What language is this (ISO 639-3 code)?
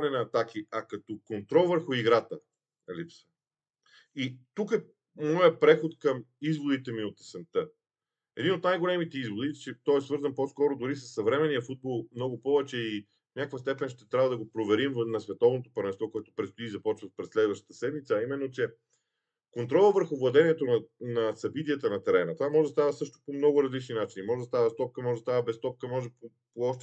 bul